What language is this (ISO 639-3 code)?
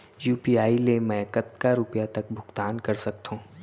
hne